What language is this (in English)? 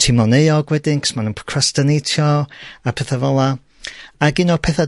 Welsh